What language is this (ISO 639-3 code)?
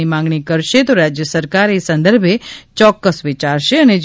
guj